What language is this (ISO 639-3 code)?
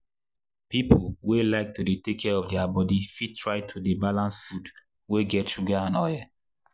pcm